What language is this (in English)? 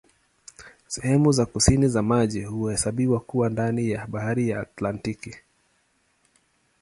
Swahili